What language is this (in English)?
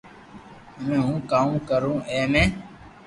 Loarki